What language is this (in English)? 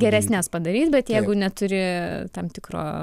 Lithuanian